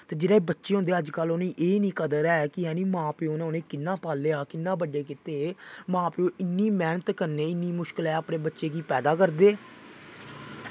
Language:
Dogri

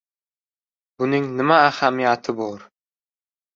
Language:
Uzbek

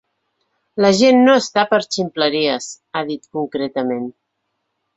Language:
Catalan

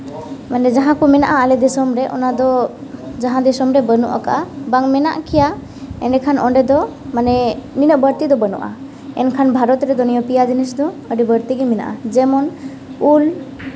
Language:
Santali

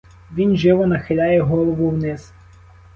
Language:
Ukrainian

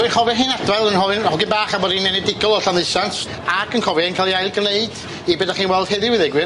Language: Welsh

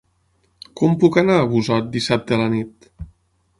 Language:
Catalan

